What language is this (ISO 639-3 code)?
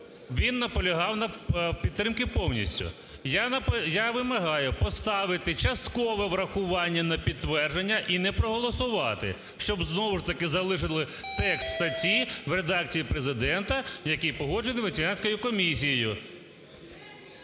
ukr